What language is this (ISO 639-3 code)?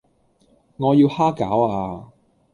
yue